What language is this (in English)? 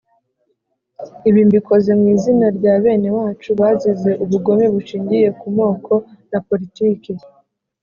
Kinyarwanda